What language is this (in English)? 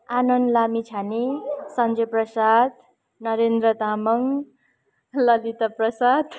Nepali